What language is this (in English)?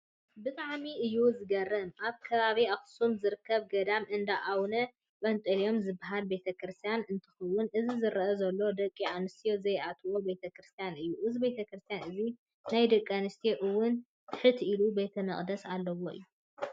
Tigrinya